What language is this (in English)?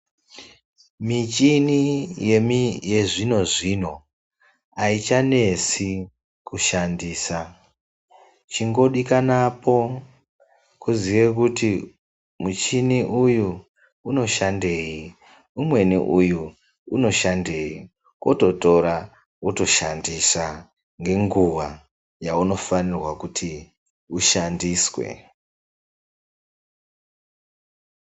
Ndau